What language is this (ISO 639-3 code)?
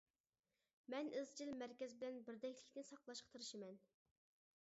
uig